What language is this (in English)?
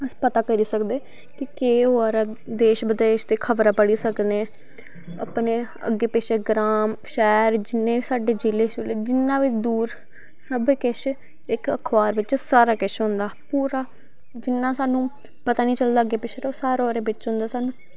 Dogri